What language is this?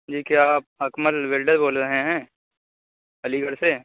Urdu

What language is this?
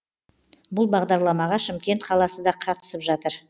Kazakh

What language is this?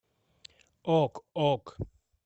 Russian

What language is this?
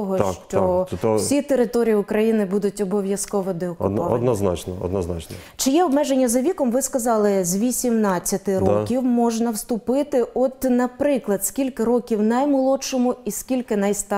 Ukrainian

